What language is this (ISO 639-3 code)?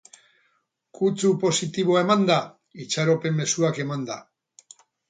eus